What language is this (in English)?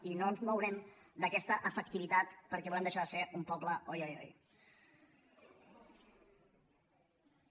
Catalan